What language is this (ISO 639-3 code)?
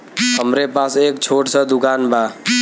bho